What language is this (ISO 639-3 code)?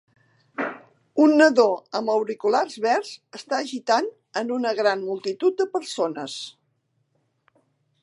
cat